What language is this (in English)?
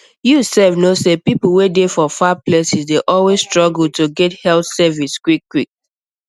Nigerian Pidgin